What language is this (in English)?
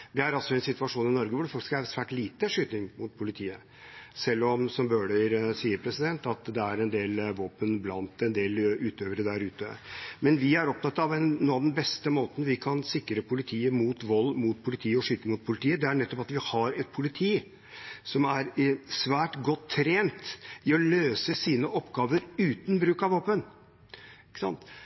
Norwegian Bokmål